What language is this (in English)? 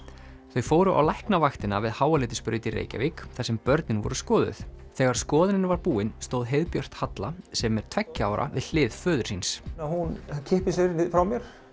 Icelandic